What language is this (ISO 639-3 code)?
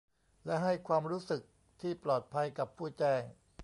tha